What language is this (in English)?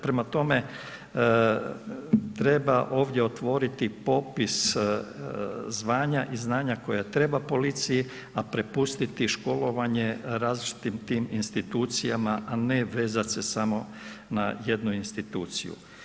Croatian